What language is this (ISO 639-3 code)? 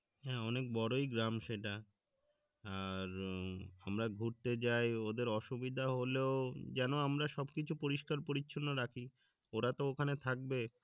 ben